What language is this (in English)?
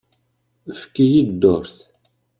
Kabyle